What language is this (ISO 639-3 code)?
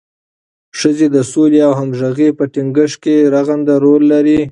pus